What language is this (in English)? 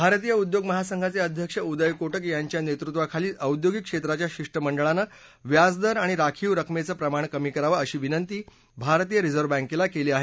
Marathi